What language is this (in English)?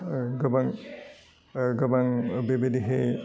Bodo